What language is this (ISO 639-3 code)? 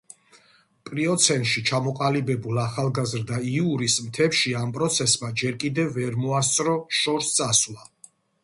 kat